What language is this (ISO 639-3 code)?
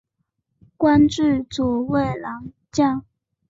zho